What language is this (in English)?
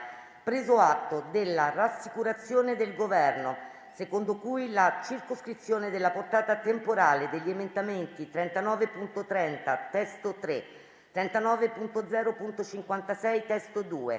Italian